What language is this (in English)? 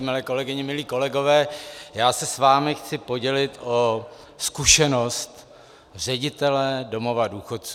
Czech